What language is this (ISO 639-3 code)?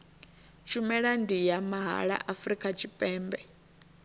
ven